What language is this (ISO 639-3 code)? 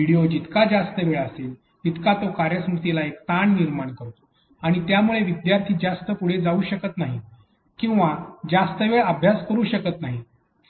mar